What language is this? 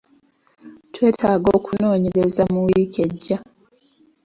Ganda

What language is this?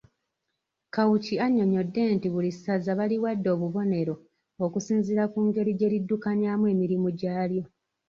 Ganda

